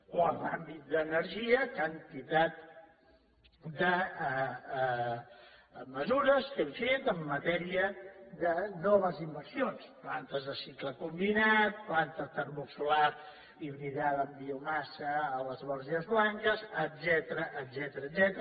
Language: Catalan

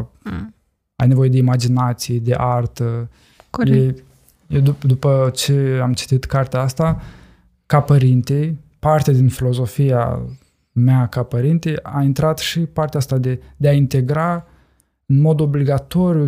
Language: Romanian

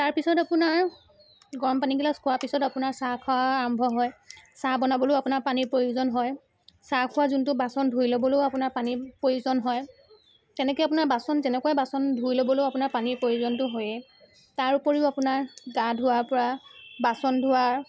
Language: Assamese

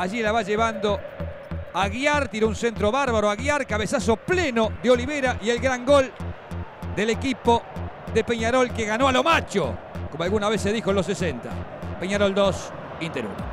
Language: Spanish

